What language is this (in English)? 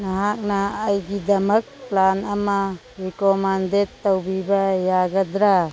Manipuri